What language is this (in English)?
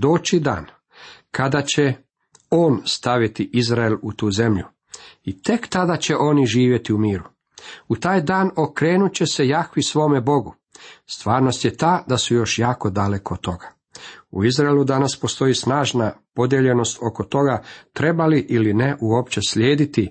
Croatian